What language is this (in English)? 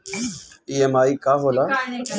Bhojpuri